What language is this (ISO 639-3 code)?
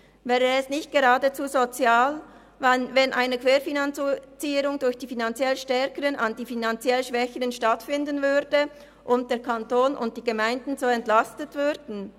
gsw